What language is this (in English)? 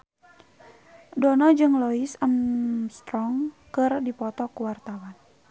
Sundanese